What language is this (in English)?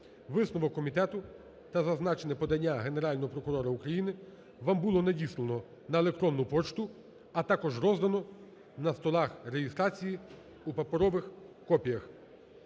Ukrainian